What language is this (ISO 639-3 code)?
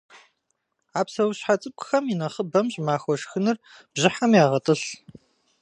kbd